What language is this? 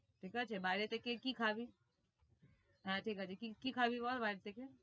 Bangla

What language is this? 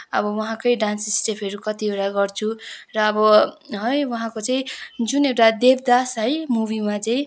Nepali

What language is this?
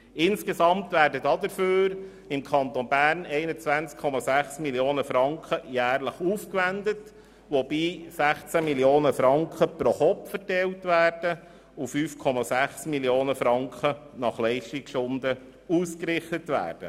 Swiss German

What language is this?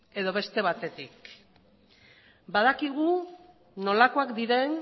Basque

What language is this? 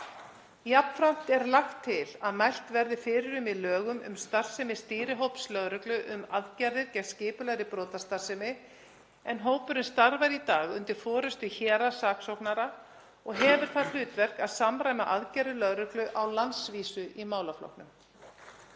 Icelandic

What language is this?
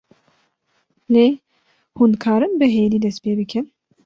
Kurdish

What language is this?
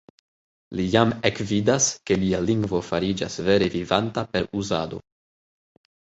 Esperanto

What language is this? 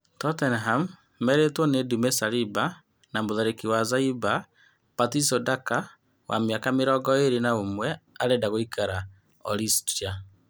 Kikuyu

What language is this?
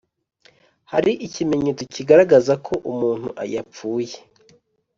Kinyarwanda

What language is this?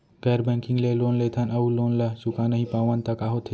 Chhattisgarhi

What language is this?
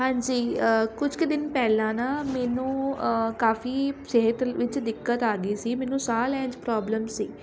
Punjabi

